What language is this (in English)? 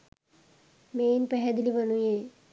Sinhala